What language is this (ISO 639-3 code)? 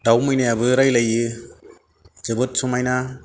brx